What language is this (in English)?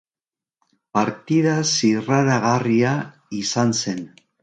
Basque